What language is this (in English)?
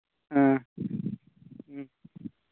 Manipuri